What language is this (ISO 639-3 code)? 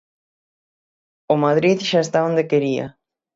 glg